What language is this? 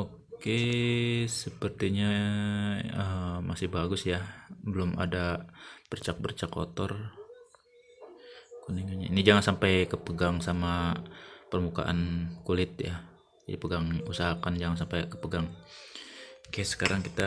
Indonesian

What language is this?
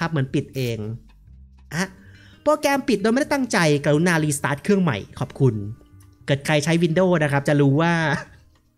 Thai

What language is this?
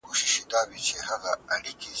Pashto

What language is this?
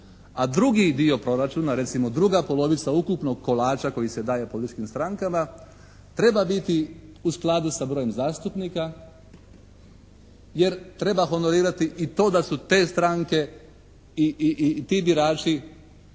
Croatian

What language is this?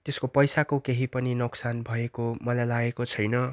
Nepali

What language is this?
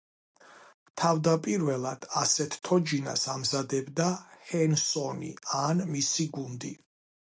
Georgian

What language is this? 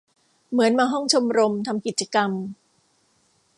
Thai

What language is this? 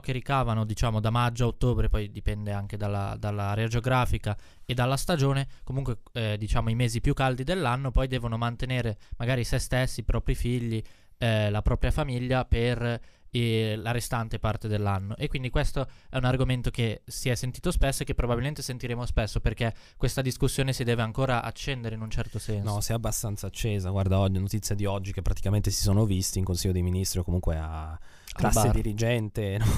Italian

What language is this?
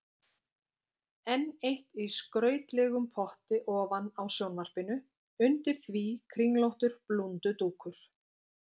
Icelandic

